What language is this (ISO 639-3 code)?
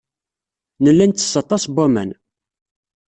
kab